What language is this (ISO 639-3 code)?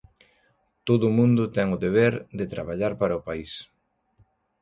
glg